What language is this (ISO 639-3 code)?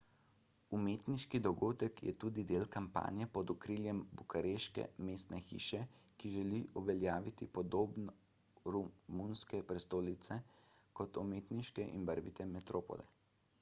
slv